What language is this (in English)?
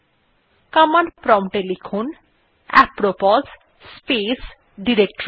Bangla